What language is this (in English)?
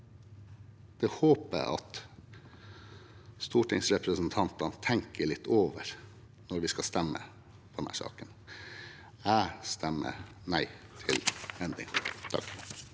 Norwegian